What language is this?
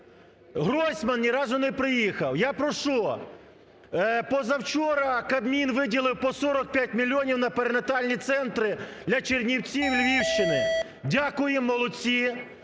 Ukrainian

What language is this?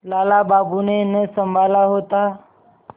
Hindi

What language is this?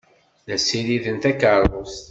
Kabyle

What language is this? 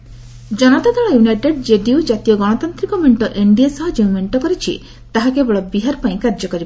Odia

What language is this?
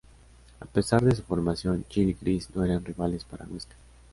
Spanish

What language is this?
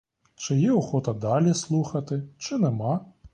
Ukrainian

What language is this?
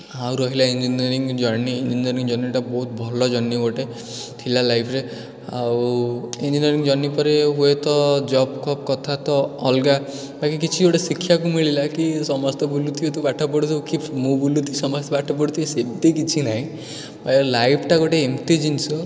Odia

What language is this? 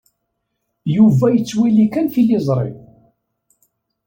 Kabyle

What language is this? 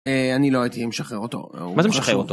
Hebrew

